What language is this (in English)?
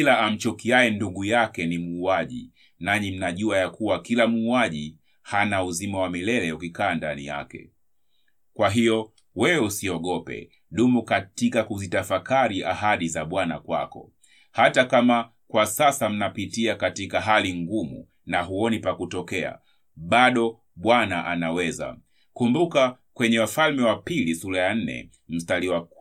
Swahili